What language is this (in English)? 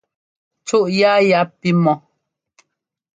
Ngomba